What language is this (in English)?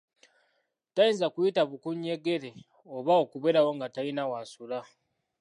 Ganda